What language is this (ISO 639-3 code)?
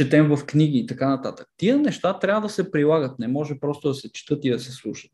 bul